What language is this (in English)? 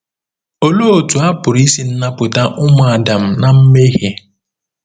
Igbo